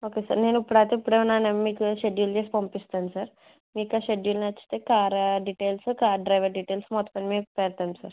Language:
Telugu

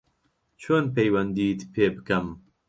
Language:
Central Kurdish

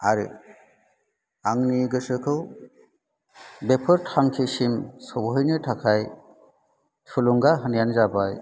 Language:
Bodo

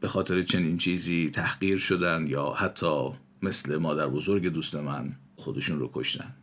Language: Persian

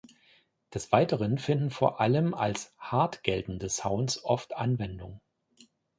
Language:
German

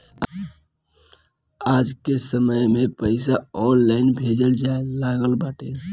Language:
Bhojpuri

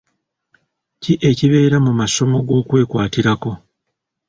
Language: Ganda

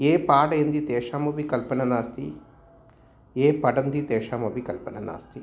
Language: Sanskrit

